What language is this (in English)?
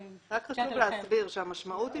Hebrew